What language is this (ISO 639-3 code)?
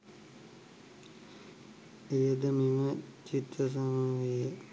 sin